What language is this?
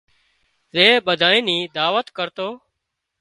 Wadiyara Koli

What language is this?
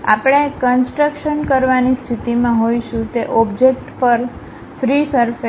Gujarati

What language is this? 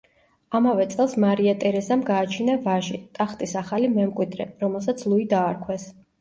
Georgian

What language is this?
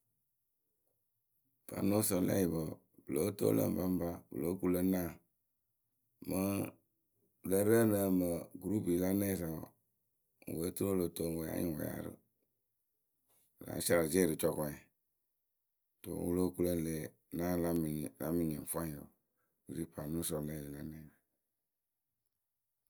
Akebu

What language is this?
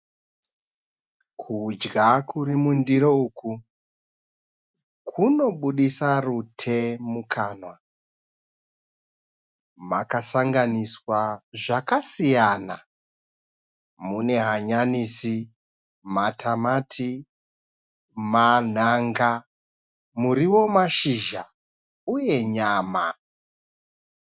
Shona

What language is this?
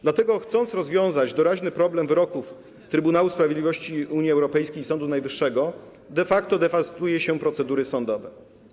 Polish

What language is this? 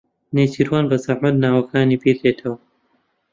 Central Kurdish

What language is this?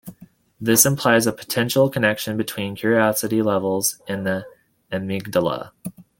English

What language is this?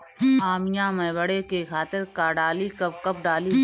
Bhojpuri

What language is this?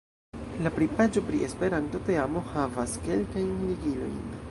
Esperanto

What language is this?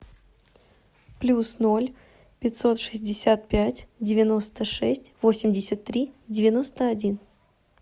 Russian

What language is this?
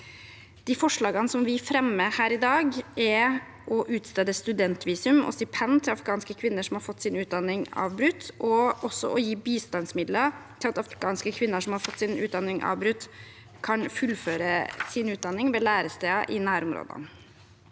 Norwegian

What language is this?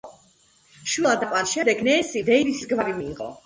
Georgian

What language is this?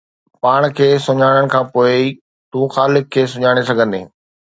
Sindhi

